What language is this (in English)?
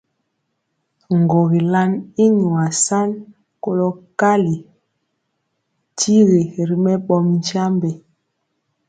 Mpiemo